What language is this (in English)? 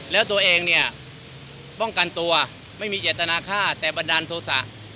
Thai